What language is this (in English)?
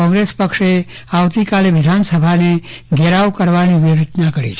Gujarati